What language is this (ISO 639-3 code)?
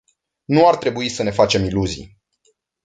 ron